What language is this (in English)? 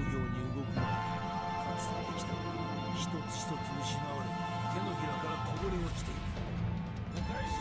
Japanese